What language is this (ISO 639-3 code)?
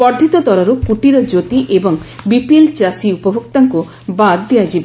ori